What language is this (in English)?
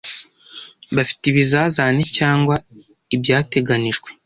Kinyarwanda